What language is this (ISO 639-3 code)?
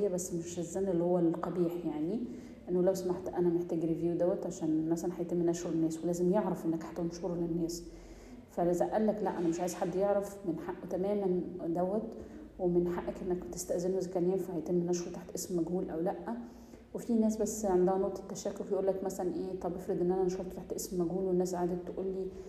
ara